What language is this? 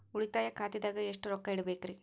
Kannada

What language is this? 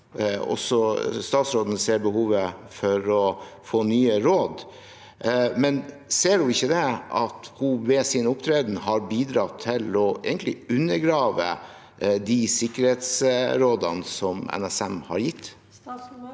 Norwegian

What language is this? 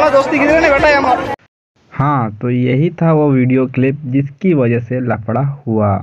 Hindi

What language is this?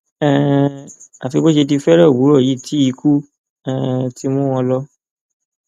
Yoruba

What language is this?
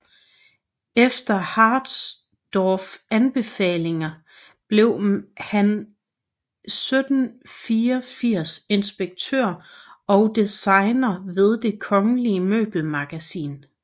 Danish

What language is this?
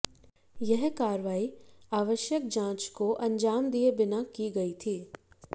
Hindi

